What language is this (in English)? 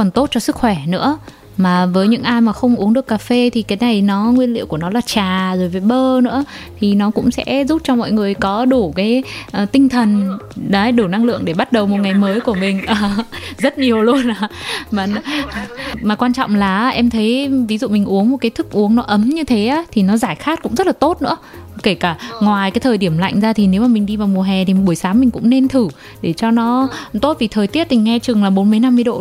Vietnamese